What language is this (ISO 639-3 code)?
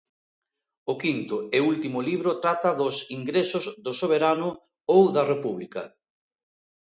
glg